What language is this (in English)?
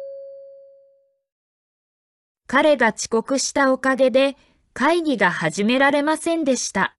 Japanese